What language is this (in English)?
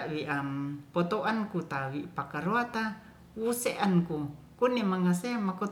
Ratahan